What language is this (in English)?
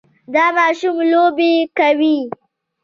Pashto